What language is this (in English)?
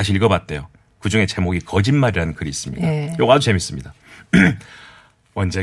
Korean